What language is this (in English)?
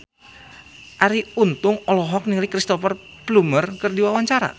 Sundanese